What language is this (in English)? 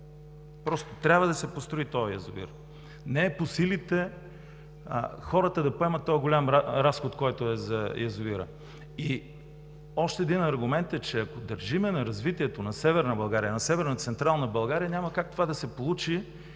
Bulgarian